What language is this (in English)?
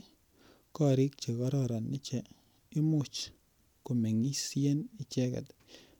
Kalenjin